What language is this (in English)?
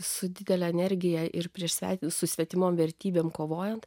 Lithuanian